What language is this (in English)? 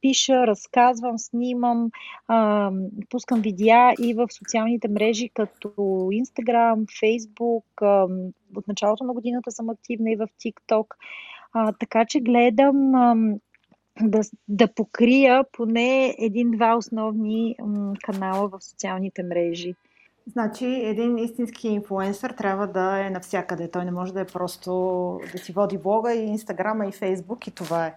Bulgarian